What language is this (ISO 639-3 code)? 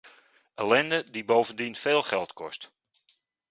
nld